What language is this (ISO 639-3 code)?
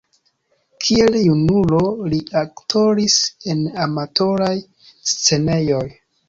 epo